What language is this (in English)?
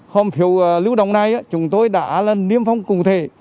Vietnamese